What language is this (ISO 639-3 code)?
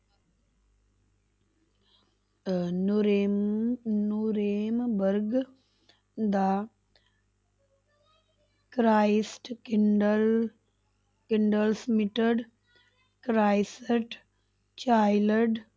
pan